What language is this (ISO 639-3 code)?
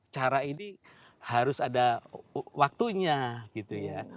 ind